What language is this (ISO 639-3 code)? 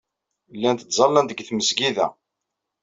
kab